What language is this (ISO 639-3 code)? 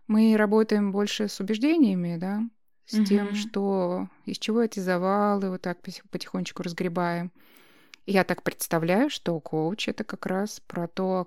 rus